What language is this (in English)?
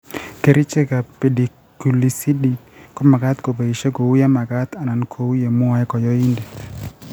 Kalenjin